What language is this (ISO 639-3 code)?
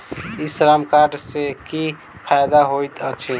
mai